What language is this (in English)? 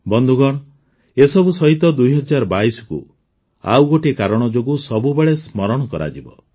Odia